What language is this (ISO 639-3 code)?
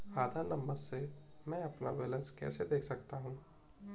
hin